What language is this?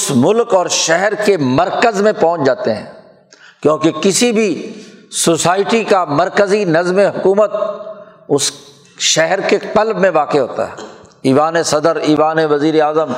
Urdu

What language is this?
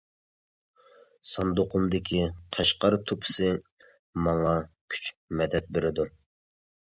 Uyghur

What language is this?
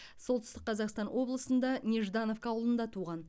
Kazakh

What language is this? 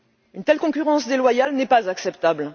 French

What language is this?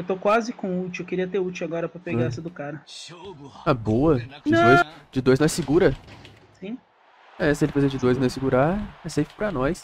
Portuguese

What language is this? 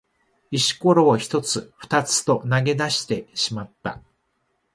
Japanese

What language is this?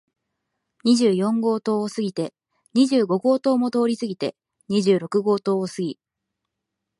Japanese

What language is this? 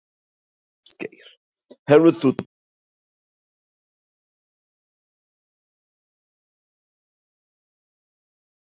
Icelandic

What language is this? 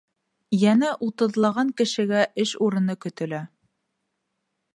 Bashkir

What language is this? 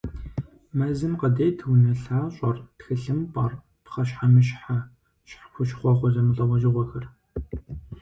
Kabardian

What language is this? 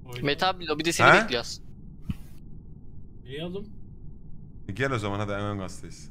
Turkish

